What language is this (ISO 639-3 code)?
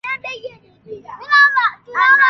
swa